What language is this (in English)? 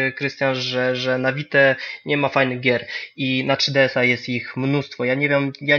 Polish